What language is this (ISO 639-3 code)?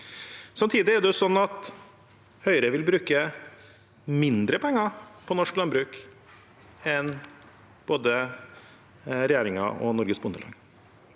nor